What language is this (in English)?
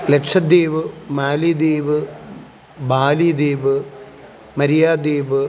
Malayalam